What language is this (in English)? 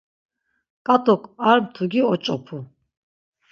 Laz